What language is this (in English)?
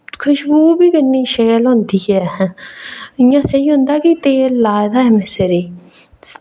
Dogri